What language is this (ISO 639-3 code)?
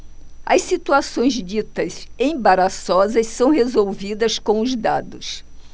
por